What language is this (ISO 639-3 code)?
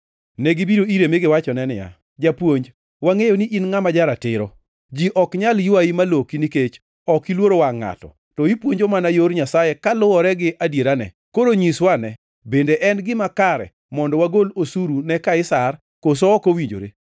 luo